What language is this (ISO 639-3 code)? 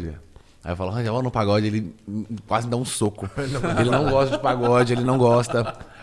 por